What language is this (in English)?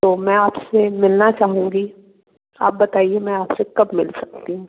Hindi